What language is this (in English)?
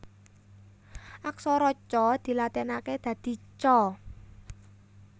Javanese